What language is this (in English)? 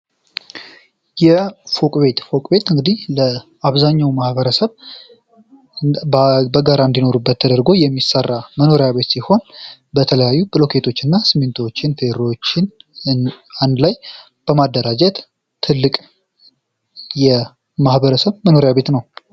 Amharic